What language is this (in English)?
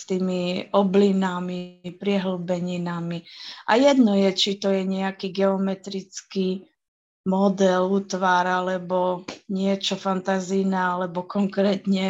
Slovak